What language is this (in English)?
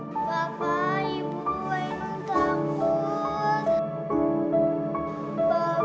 Indonesian